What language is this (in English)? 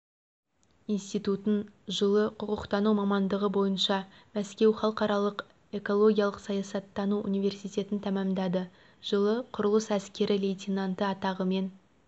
Kazakh